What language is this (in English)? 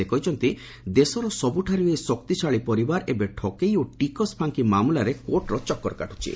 Odia